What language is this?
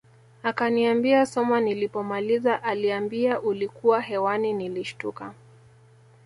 Swahili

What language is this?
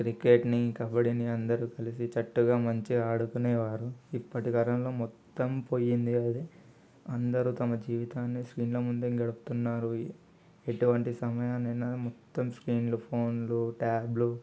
Telugu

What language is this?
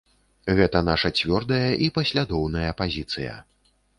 Belarusian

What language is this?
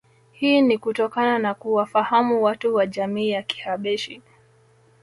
Swahili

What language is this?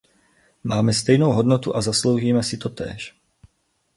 Czech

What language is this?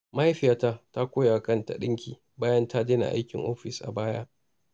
Hausa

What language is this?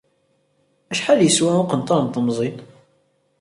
Kabyle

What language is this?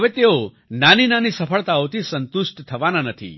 Gujarati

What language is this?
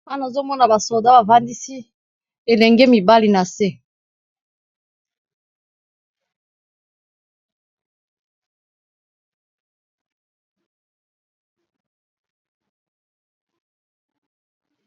Lingala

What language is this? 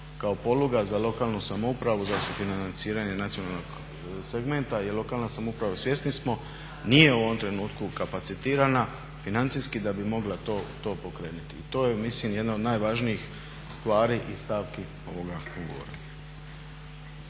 Croatian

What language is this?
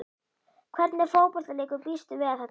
Icelandic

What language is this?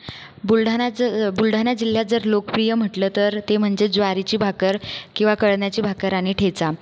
Marathi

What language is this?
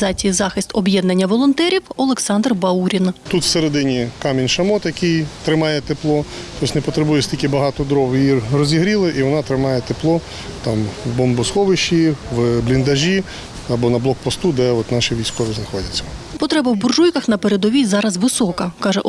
Ukrainian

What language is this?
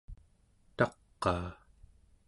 Central Yupik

